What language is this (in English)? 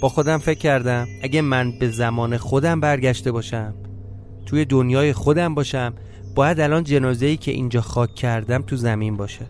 Persian